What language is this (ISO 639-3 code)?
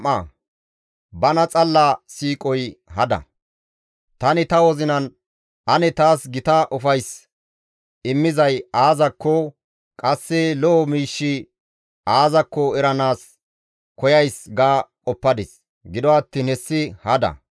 gmv